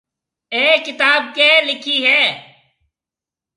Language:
Marwari (Pakistan)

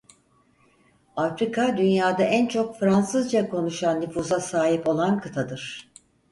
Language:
Turkish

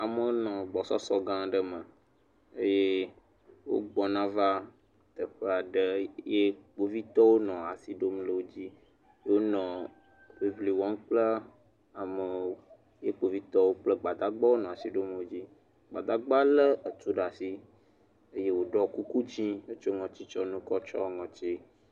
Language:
Ewe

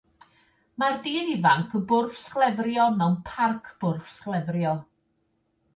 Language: Welsh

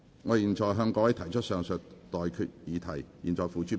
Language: Cantonese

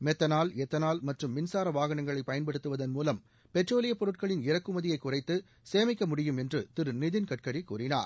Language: Tamil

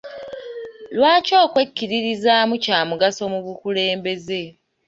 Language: Ganda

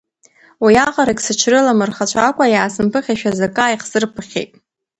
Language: Abkhazian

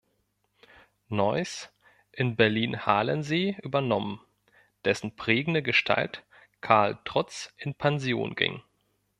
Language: German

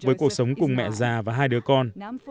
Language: Vietnamese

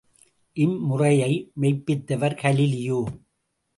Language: Tamil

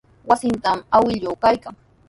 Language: Sihuas Ancash Quechua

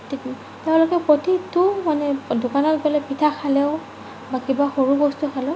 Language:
Assamese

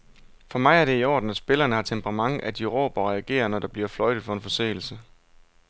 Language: Danish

